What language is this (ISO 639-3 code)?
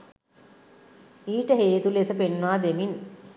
sin